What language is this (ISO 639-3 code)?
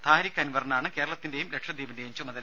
mal